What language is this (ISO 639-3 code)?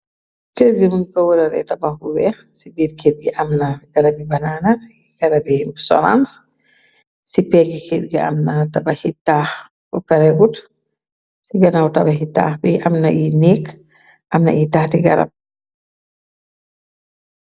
wol